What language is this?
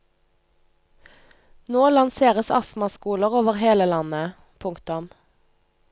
Norwegian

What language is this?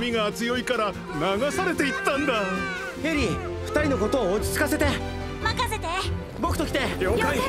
Japanese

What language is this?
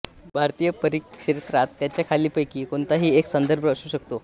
Marathi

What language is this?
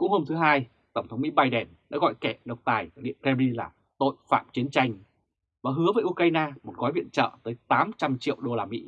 Vietnamese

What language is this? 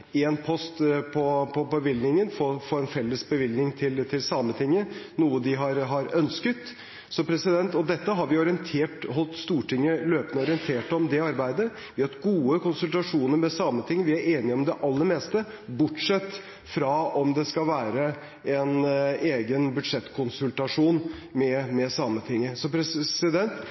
Norwegian Bokmål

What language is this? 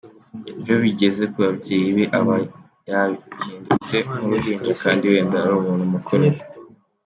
Kinyarwanda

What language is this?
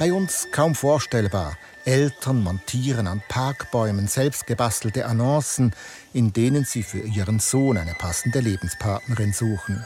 German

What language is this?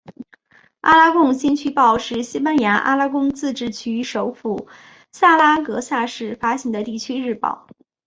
Chinese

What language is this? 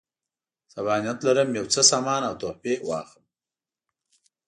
Pashto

